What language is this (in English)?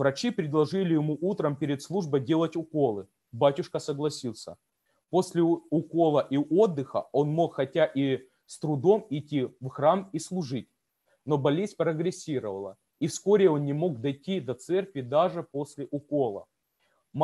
Russian